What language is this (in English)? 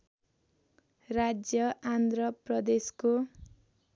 Nepali